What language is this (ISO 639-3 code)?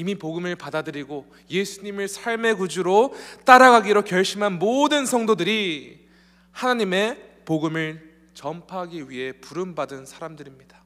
kor